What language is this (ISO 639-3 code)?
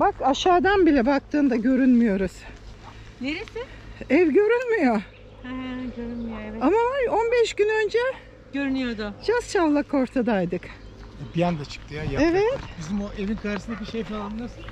tur